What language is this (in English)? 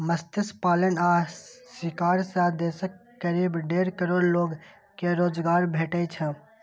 Maithili